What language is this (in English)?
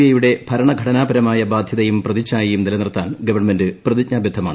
Malayalam